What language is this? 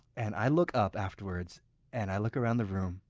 English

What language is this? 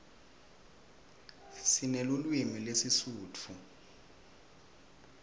Swati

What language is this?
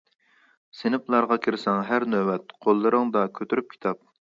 Uyghur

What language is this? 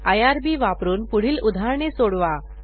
Marathi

